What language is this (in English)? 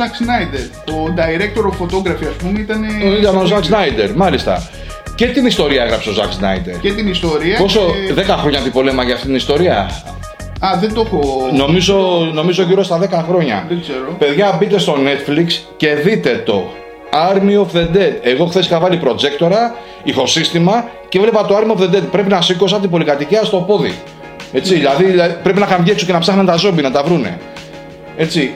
Greek